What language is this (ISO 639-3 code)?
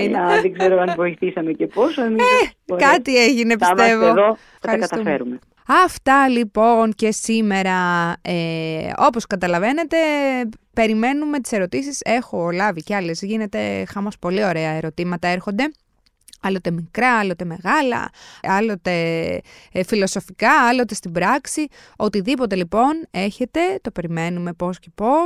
ell